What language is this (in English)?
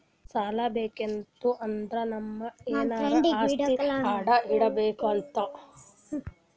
Kannada